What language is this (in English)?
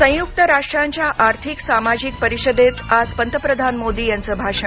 Marathi